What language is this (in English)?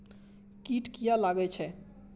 Maithili